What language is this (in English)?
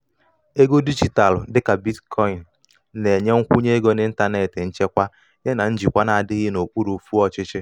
Igbo